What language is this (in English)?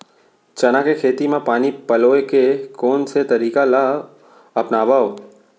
Chhattisgarhi